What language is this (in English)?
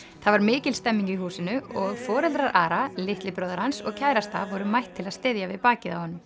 Icelandic